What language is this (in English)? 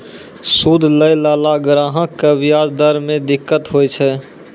Maithili